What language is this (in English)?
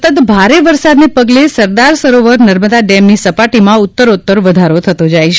Gujarati